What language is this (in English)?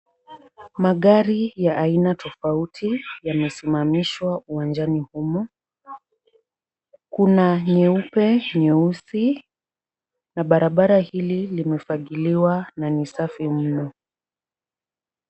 Swahili